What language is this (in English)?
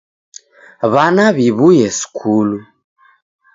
Taita